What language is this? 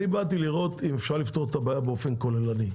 Hebrew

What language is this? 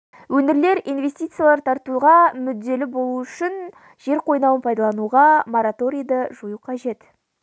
Kazakh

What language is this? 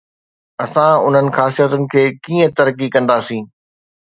Sindhi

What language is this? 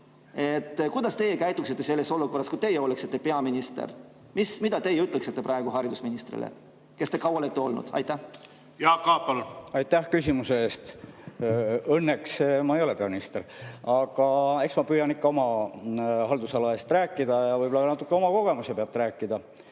Estonian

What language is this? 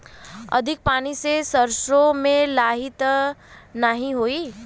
Bhojpuri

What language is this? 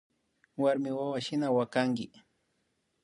Imbabura Highland Quichua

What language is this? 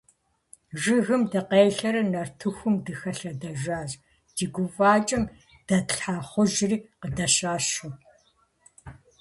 Kabardian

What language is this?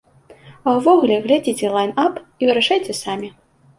Belarusian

